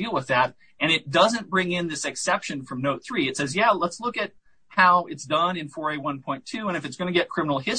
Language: English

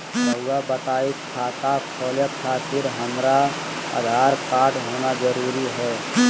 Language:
Magahi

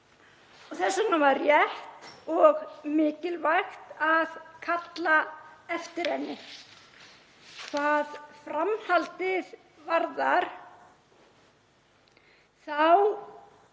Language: Icelandic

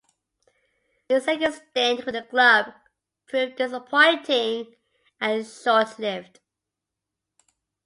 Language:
English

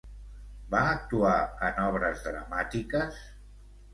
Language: Catalan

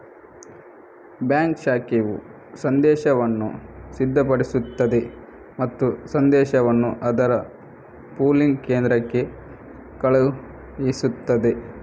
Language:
Kannada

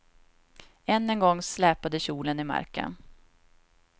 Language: Swedish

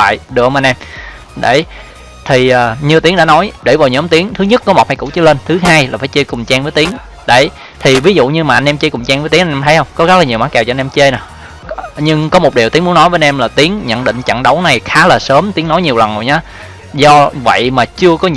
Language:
Vietnamese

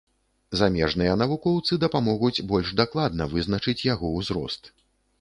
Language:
Belarusian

